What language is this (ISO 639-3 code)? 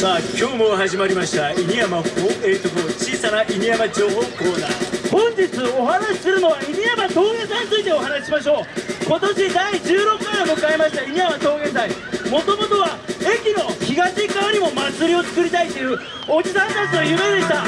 jpn